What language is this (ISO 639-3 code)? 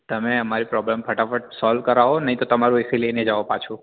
guj